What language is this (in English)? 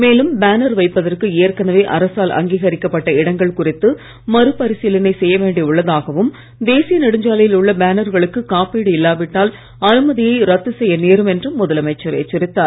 Tamil